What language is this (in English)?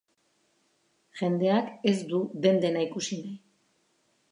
Basque